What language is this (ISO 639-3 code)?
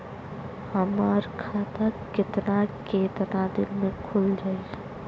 bho